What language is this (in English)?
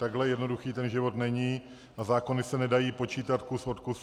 Czech